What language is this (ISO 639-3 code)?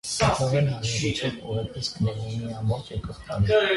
hye